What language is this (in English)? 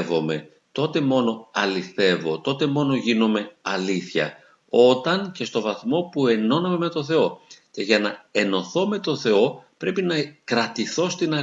Greek